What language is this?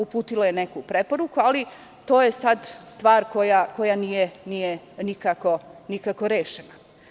Serbian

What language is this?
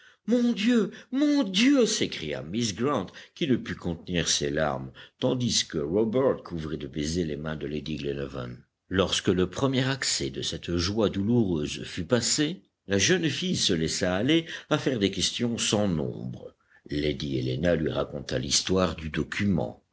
French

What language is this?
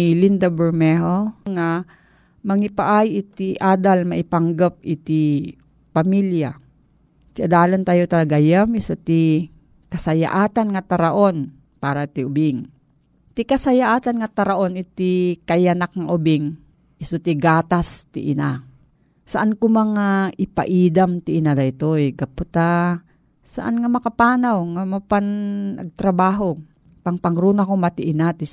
Filipino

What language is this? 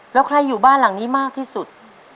Thai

